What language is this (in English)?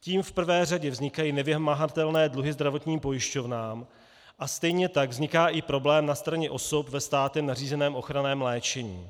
Czech